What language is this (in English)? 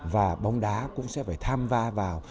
Vietnamese